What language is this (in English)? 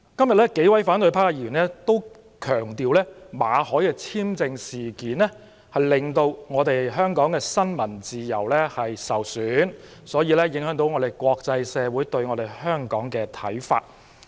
Cantonese